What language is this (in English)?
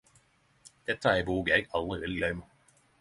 Norwegian Nynorsk